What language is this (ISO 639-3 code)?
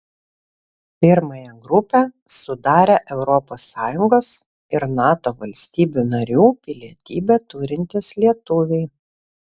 lit